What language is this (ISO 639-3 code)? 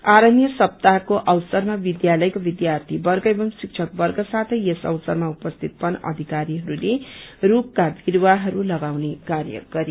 nep